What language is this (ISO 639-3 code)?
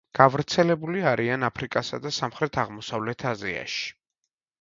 kat